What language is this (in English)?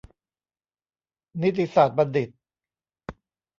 Thai